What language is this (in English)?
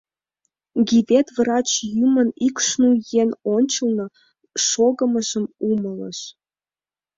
Mari